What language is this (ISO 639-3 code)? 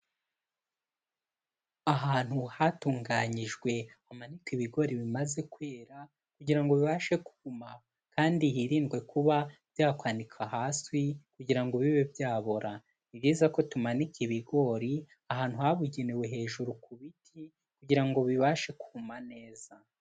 kin